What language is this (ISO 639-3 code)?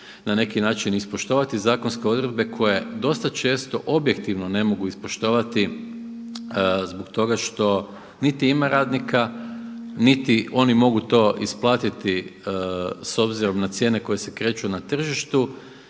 hrv